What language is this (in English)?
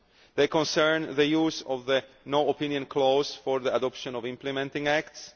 English